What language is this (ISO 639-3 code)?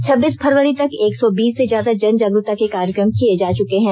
hin